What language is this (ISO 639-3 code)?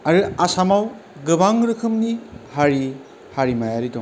brx